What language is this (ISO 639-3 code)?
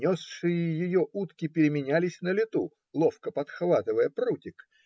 rus